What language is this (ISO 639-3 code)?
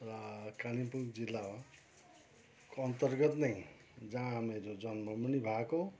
nep